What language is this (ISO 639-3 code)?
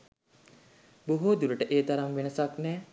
sin